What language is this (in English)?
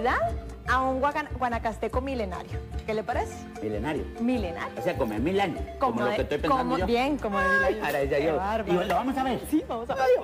Spanish